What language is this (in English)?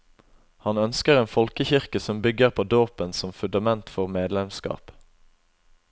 Norwegian